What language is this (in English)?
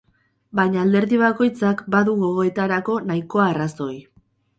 Basque